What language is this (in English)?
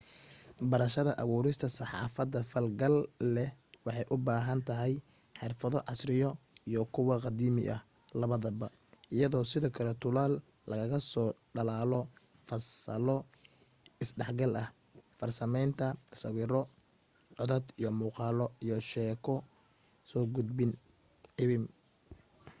Somali